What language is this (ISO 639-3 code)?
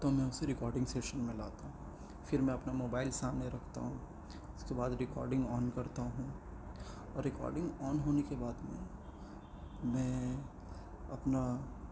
urd